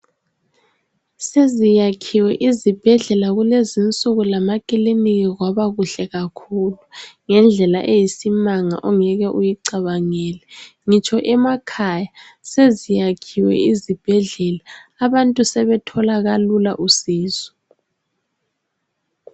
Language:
North Ndebele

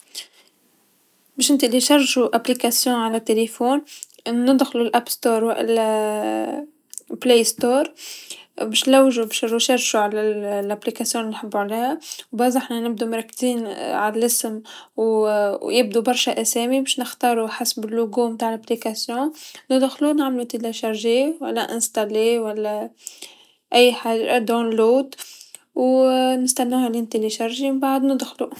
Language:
Tunisian Arabic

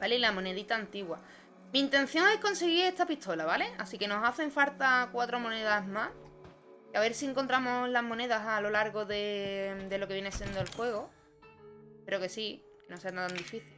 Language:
Spanish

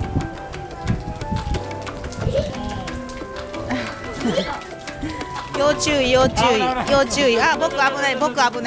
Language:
Japanese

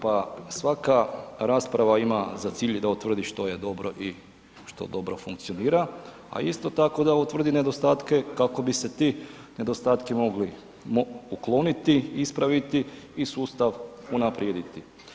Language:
Croatian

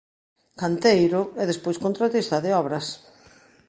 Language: Galician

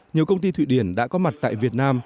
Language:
Vietnamese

